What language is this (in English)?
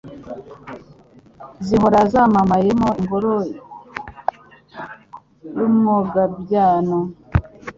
Kinyarwanda